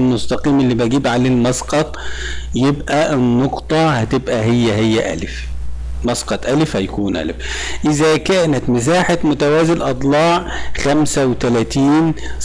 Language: Arabic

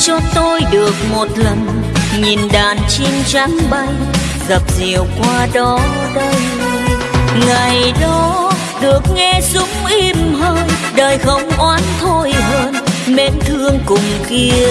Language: Vietnamese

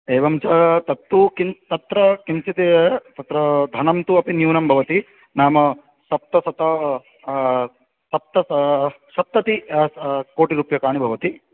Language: Sanskrit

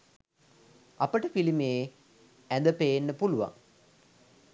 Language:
Sinhala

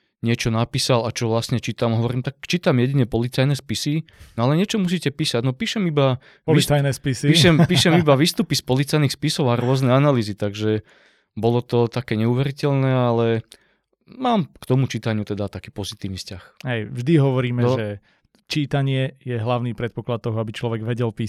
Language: Slovak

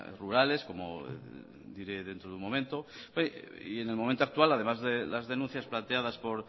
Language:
Spanish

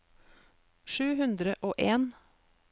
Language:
Norwegian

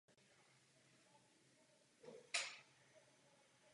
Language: Czech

